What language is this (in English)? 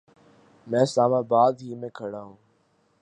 Urdu